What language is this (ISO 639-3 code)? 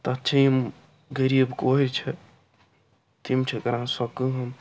kas